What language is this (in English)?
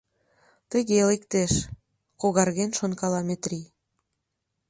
Mari